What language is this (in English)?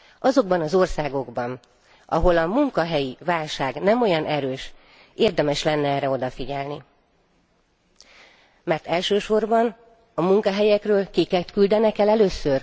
Hungarian